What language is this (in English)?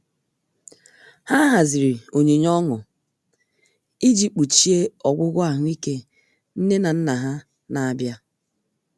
Igbo